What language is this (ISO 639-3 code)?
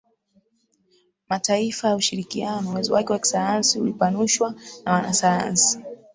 swa